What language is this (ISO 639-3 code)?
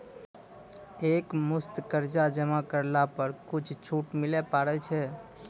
mai